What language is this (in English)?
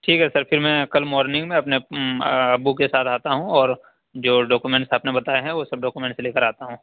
Urdu